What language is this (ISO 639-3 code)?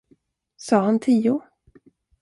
swe